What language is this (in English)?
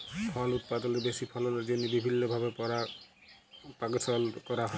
Bangla